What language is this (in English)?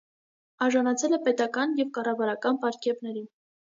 Armenian